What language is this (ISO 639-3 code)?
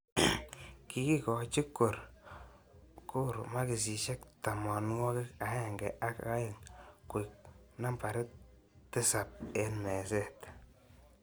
kln